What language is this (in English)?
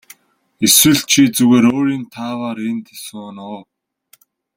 Mongolian